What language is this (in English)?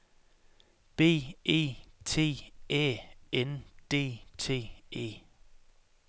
Danish